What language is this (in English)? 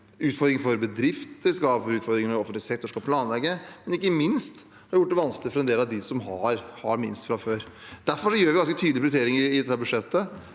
Norwegian